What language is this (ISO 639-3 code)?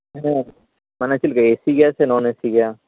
sat